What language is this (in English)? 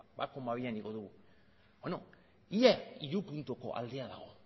Basque